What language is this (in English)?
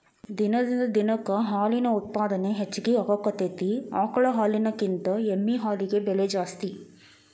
Kannada